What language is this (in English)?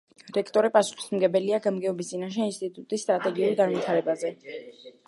Georgian